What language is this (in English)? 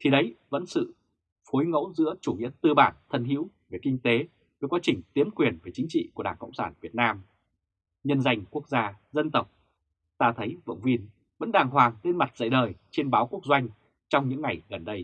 Vietnamese